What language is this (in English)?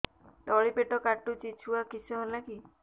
Odia